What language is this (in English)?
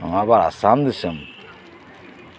Santali